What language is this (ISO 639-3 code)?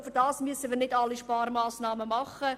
gsw